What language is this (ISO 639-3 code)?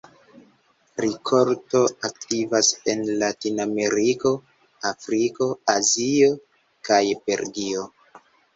epo